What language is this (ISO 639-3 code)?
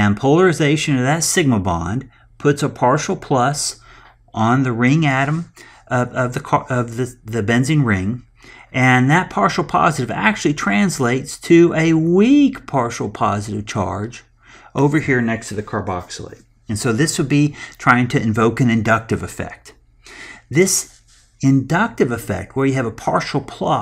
eng